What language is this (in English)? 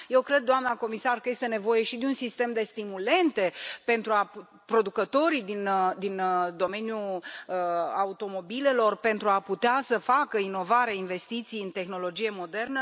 Romanian